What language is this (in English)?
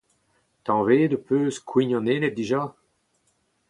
Breton